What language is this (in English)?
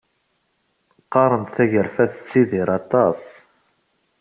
Kabyle